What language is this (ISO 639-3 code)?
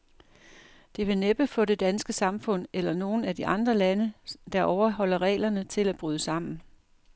dan